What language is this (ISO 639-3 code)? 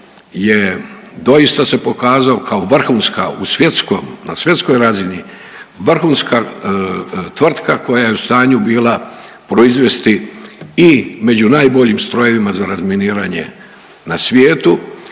hrv